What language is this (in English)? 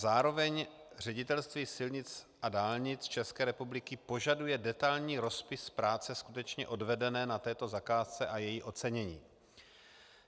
Czech